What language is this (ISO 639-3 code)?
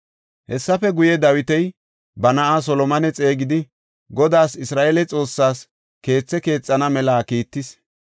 gof